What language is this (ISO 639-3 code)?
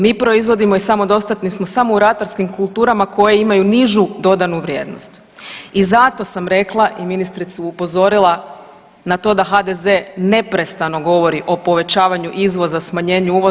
hrv